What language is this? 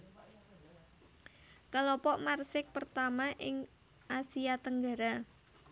Javanese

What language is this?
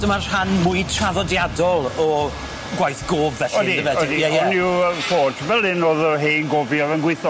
Welsh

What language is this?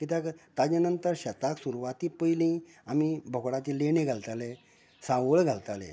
Konkani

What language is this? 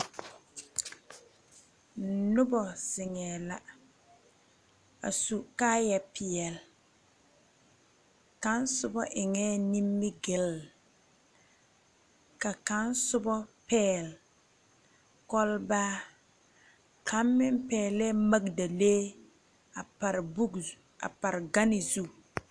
Southern Dagaare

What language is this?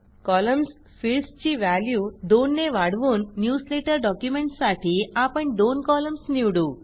Marathi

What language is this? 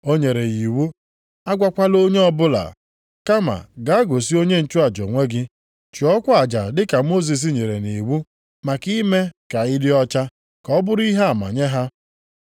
Igbo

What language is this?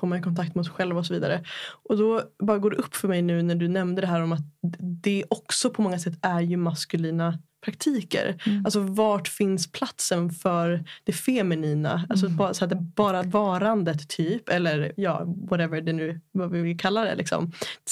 Swedish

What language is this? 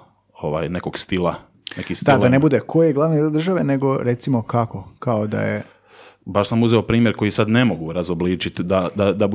Croatian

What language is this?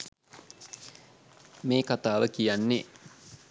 Sinhala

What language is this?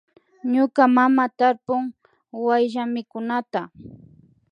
Imbabura Highland Quichua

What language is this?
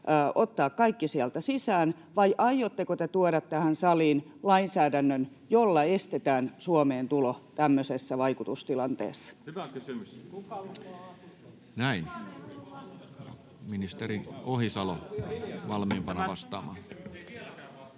Finnish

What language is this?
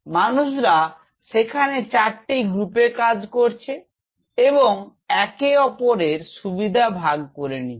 Bangla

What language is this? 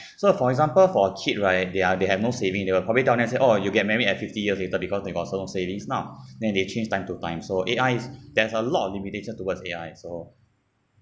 English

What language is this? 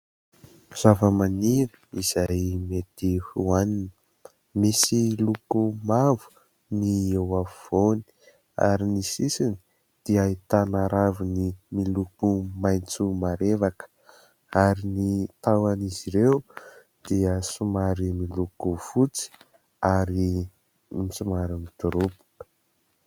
Malagasy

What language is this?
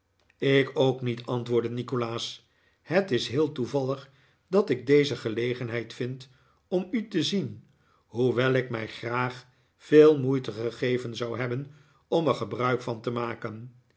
Dutch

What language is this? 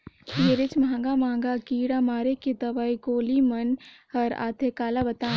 Chhattisgarhi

